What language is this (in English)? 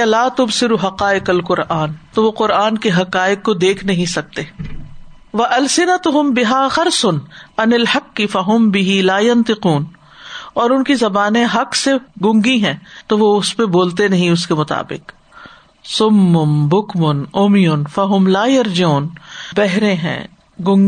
Urdu